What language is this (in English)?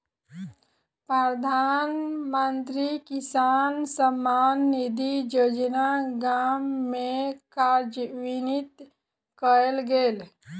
Maithili